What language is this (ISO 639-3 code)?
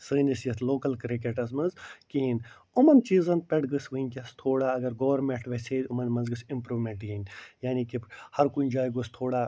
kas